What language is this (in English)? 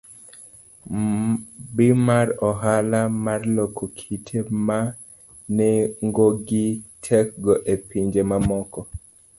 Luo (Kenya and Tanzania)